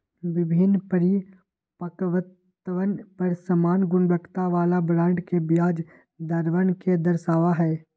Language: Magahi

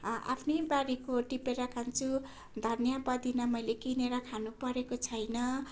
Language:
Nepali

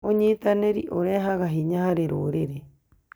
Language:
Kikuyu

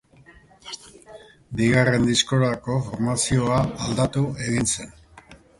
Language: Basque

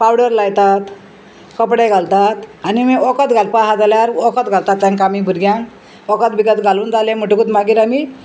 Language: Konkani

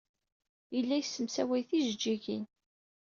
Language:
Kabyle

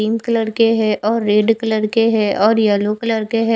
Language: Hindi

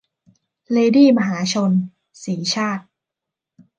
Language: Thai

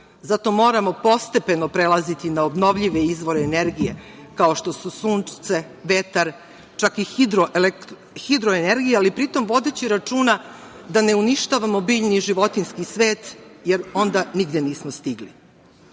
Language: Serbian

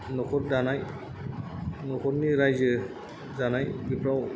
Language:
Bodo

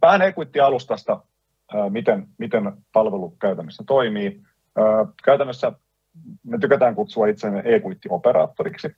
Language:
Finnish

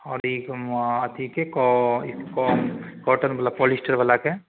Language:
Maithili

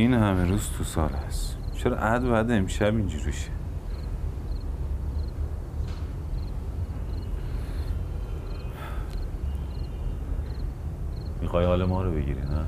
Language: Persian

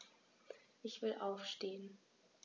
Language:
German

